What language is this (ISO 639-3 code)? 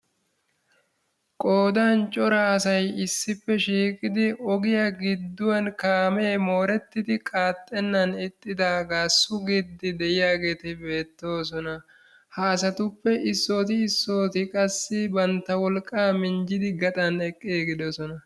wal